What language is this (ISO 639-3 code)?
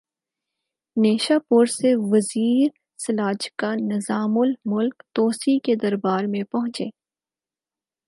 urd